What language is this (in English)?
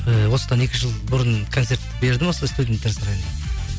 Kazakh